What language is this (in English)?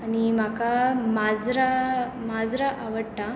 Konkani